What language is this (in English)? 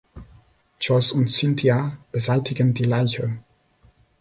German